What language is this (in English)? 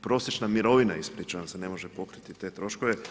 Croatian